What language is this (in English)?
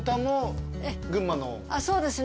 Japanese